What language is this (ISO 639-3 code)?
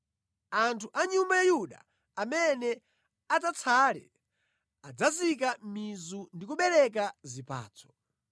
nya